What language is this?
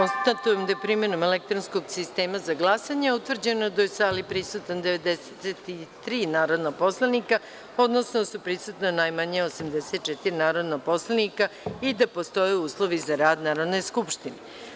Serbian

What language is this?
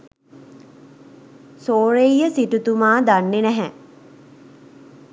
Sinhala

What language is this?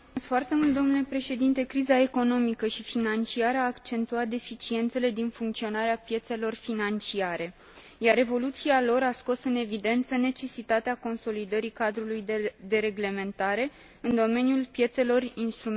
Romanian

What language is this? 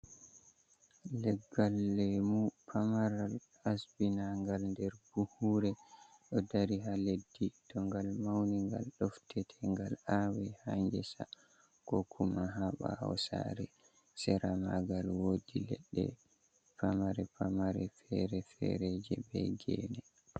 Fula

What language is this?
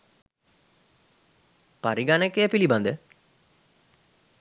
Sinhala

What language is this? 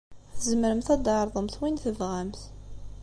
Kabyle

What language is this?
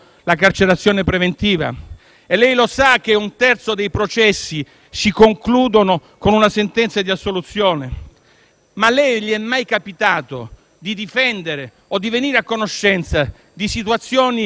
Italian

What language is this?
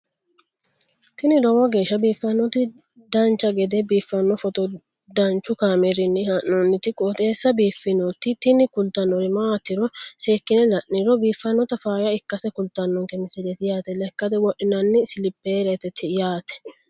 Sidamo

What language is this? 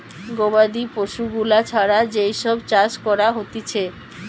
Bangla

